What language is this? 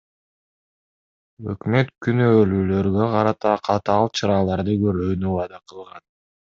Kyrgyz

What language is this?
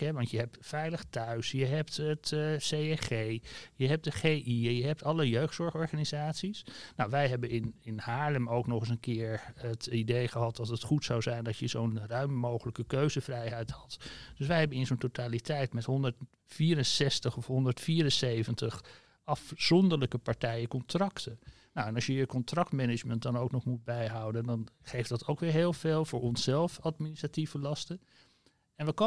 Dutch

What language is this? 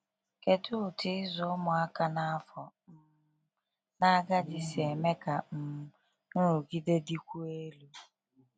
Igbo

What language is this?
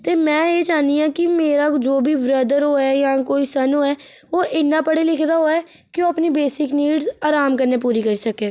Dogri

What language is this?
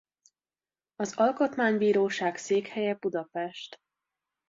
Hungarian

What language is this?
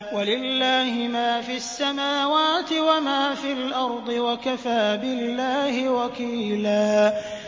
Arabic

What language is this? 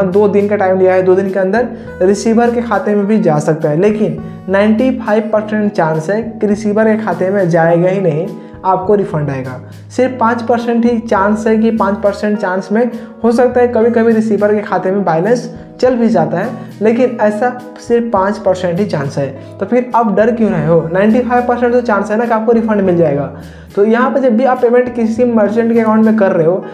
Hindi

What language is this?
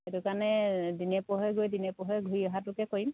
Assamese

